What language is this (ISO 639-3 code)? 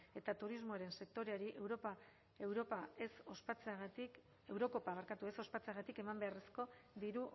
eus